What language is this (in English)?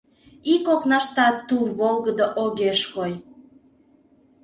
Mari